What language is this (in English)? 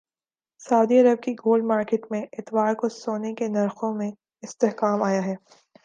Urdu